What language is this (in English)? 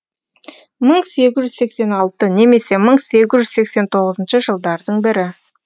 Kazakh